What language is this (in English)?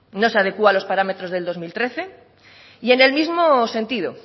Spanish